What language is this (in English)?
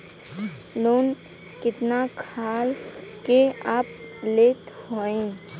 Bhojpuri